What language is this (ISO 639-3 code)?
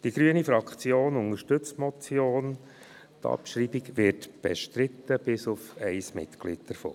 gsw